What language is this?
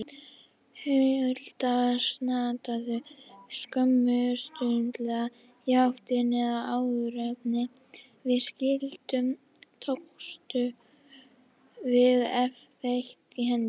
Icelandic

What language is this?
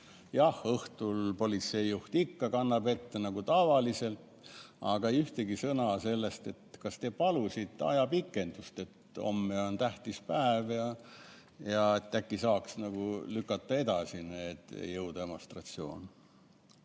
Estonian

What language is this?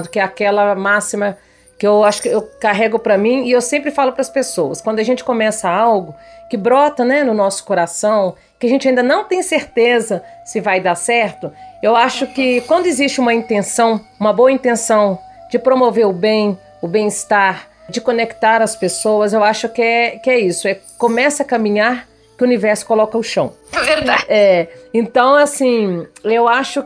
Portuguese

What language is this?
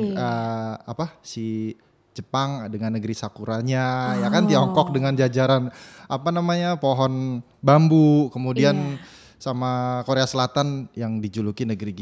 Indonesian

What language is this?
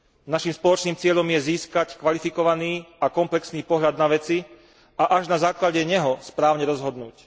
Slovak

